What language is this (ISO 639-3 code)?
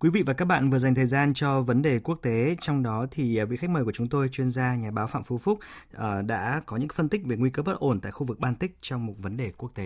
vie